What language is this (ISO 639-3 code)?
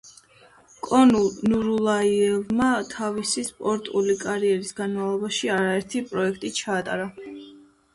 kat